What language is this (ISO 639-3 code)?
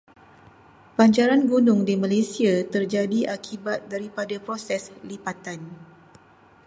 msa